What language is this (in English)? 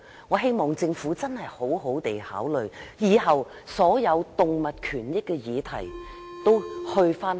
Cantonese